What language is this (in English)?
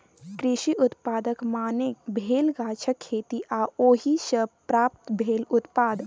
Maithili